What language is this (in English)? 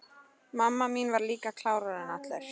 Icelandic